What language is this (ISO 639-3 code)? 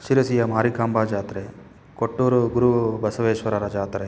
kan